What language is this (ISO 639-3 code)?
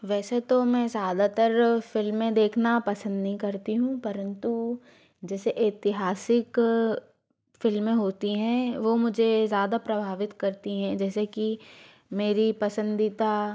hin